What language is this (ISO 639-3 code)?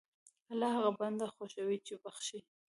pus